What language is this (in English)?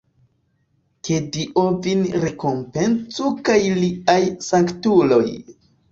Esperanto